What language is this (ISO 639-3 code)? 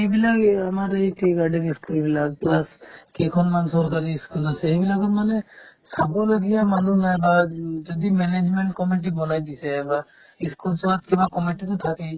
asm